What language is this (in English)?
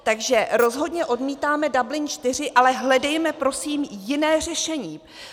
Czech